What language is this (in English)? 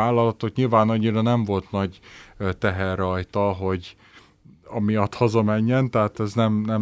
Hungarian